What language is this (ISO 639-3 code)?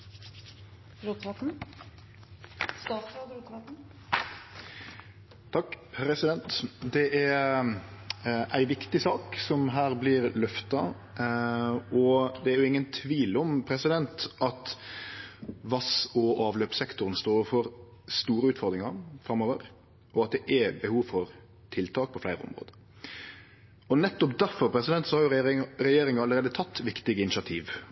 nno